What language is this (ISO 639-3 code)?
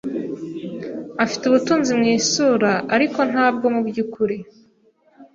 kin